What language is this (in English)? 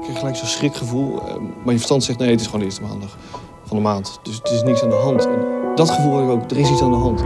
Dutch